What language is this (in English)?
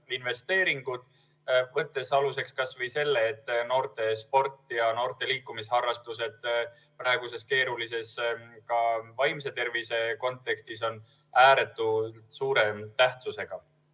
Estonian